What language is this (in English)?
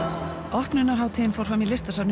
Icelandic